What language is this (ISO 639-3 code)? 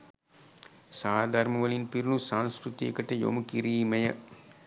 sin